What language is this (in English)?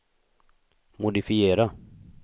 Swedish